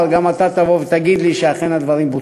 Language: Hebrew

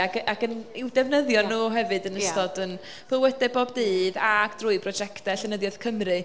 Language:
Welsh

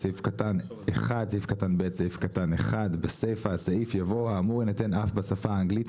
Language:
Hebrew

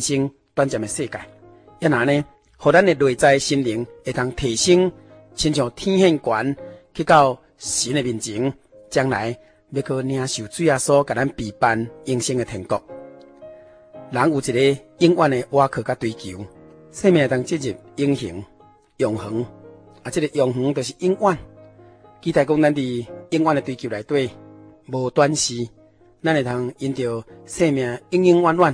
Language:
Chinese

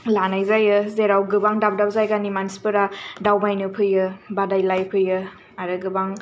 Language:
Bodo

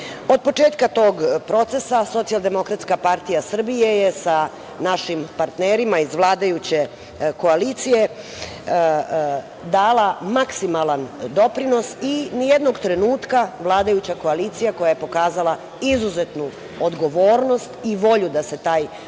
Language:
Serbian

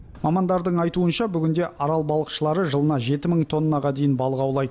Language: Kazakh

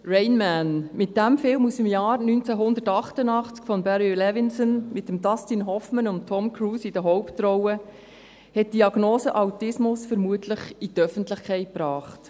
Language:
Swiss German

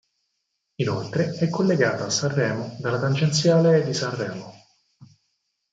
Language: Italian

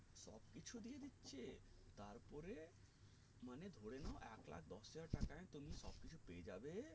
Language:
Bangla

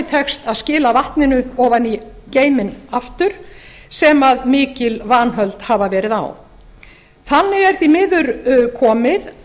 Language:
Icelandic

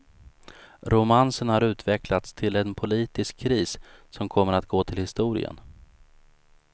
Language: Swedish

